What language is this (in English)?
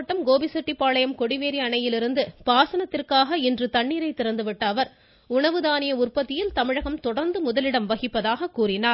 Tamil